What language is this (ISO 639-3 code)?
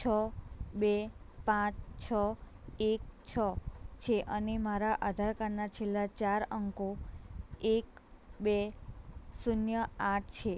guj